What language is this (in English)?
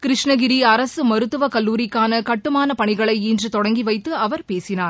Tamil